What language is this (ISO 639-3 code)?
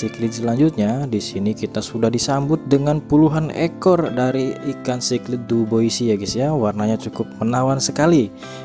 ind